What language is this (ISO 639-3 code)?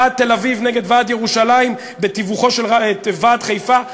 heb